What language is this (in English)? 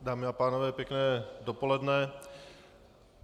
Czech